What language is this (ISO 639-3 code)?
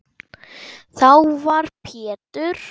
isl